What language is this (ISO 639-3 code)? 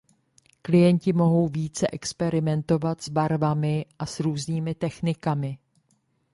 ces